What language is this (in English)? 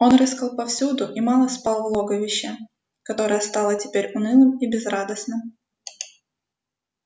Russian